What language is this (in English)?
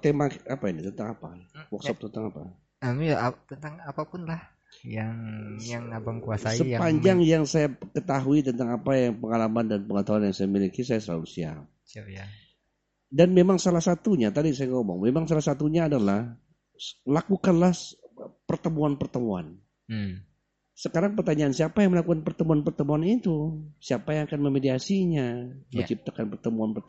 Indonesian